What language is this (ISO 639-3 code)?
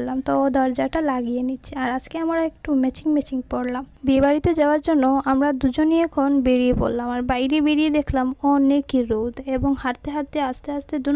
pol